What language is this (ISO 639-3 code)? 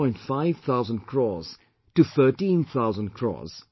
eng